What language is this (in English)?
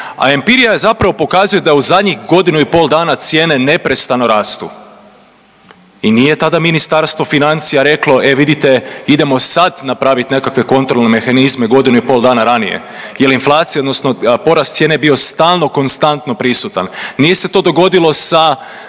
Croatian